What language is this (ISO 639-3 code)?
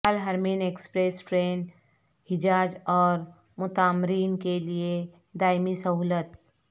urd